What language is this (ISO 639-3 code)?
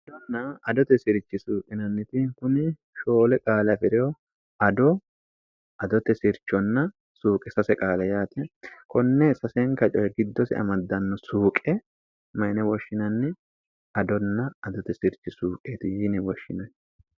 sid